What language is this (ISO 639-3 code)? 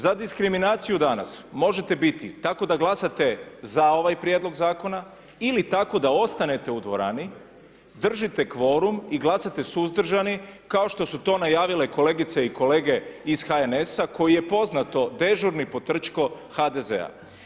hrv